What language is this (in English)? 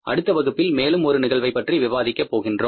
Tamil